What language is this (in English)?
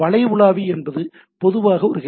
Tamil